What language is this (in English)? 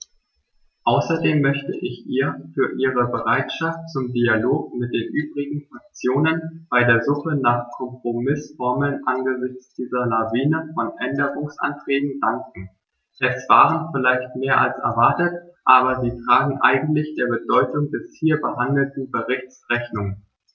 German